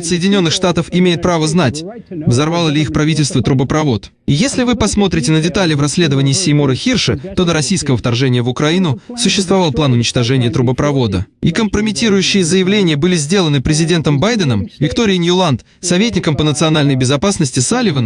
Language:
Russian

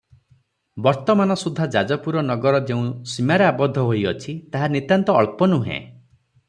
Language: Odia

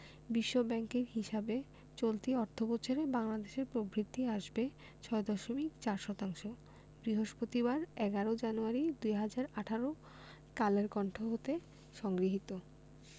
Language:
Bangla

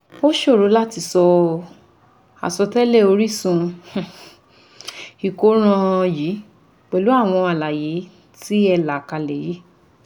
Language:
Yoruba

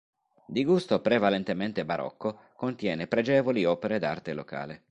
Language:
Italian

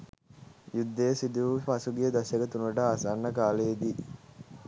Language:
Sinhala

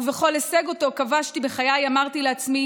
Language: Hebrew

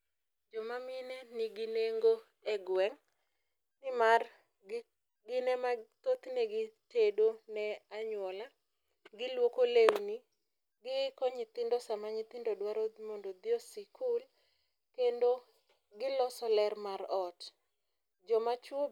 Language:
Luo (Kenya and Tanzania)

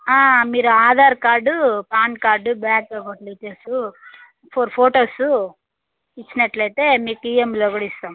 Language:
Telugu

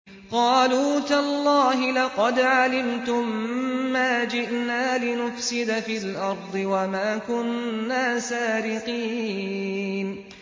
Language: Arabic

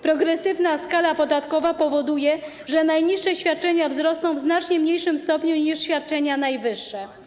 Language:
Polish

